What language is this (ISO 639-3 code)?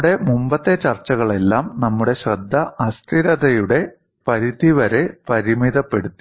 mal